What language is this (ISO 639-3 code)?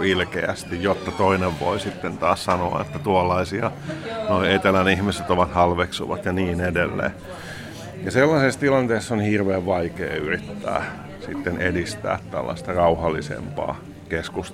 fin